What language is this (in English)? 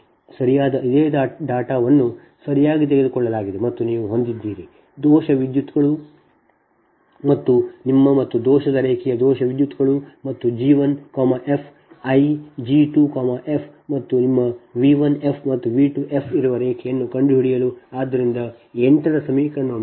Kannada